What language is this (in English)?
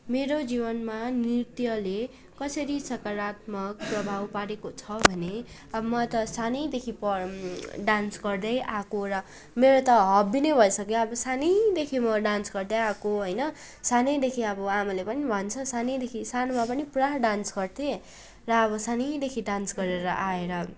Nepali